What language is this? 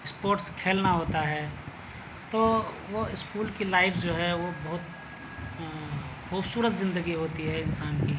Urdu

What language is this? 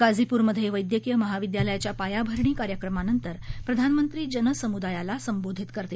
Marathi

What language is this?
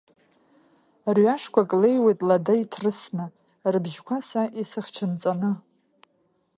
Abkhazian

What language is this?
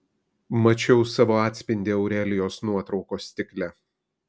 Lithuanian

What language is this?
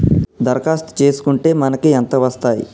Telugu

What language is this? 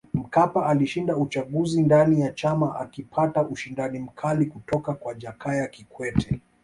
Swahili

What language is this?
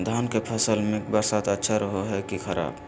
Magahi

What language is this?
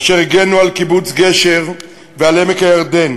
Hebrew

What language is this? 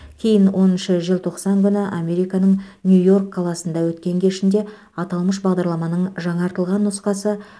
Kazakh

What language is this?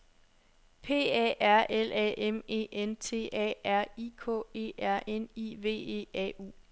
Danish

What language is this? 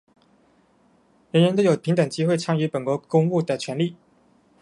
Chinese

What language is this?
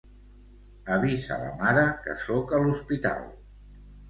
Catalan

